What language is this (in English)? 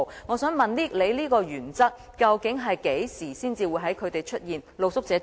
Cantonese